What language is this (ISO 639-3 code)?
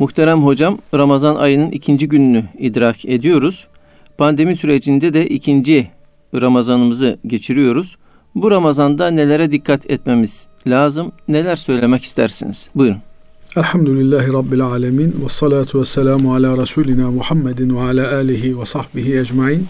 tur